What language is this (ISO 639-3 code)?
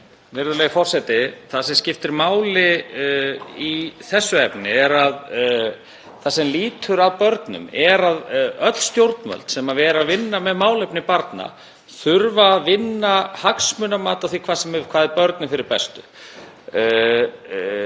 isl